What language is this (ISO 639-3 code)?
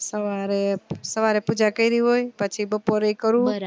guj